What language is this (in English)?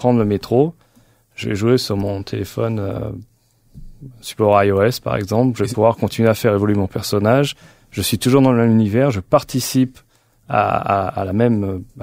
French